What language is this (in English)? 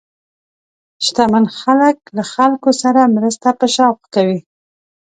Pashto